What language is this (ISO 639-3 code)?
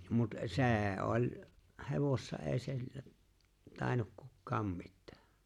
fin